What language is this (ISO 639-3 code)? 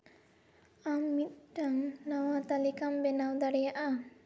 sat